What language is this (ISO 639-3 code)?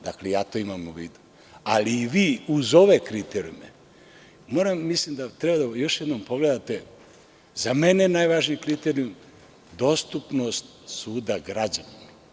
srp